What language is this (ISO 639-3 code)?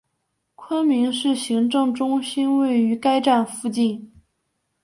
zho